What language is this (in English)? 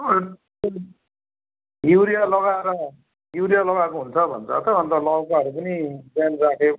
Nepali